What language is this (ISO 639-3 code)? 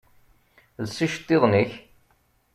kab